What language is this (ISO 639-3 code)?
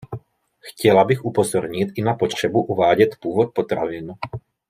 ces